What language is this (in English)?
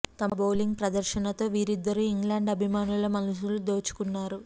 Telugu